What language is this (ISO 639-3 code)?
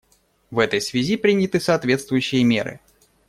rus